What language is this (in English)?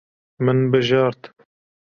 Kurdish